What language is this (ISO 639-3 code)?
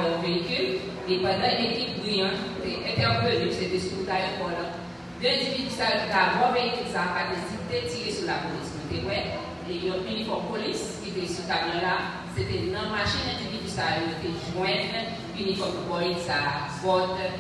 fra